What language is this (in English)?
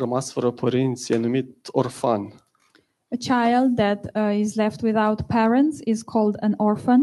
Romanian